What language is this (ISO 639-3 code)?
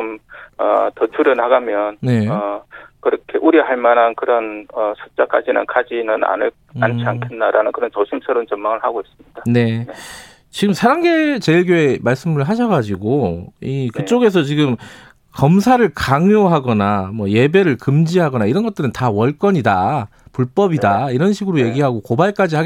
kor